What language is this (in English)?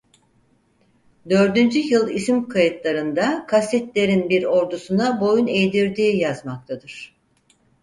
Turkish